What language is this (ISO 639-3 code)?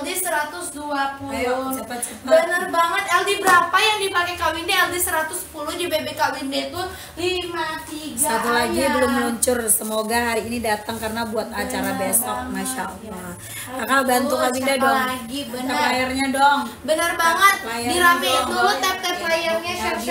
ind